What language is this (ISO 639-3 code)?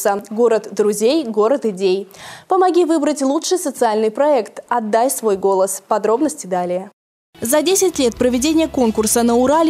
rus